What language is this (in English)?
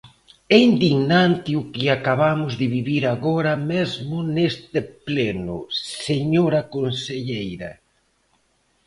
Galician